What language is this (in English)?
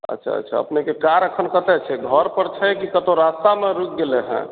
Maithili